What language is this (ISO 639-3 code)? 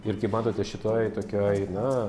lit